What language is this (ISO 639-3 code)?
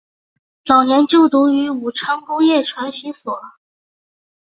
zho